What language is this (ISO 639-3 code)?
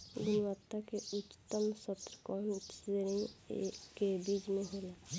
bho